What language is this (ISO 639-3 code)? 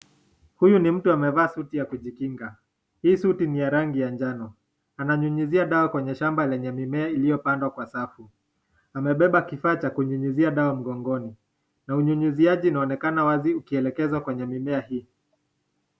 swa